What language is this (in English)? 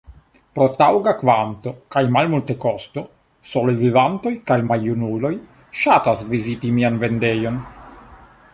Esperanto